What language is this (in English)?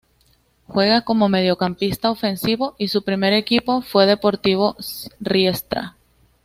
Spanish